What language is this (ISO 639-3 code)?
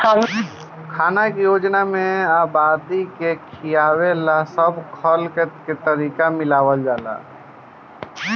bho